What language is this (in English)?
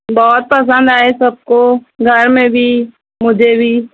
Urdu